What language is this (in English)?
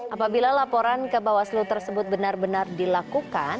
Indonesian